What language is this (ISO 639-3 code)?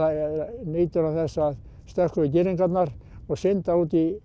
isl